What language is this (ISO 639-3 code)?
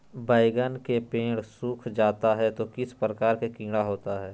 mag